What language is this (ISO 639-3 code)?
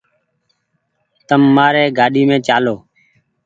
gig